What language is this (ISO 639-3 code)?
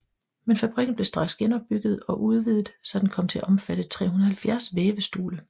dan